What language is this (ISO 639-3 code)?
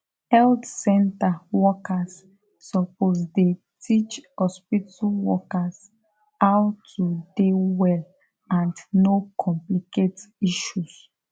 pcm